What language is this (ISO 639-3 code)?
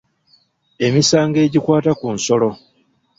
lug